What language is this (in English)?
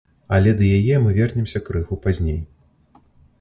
Belarusian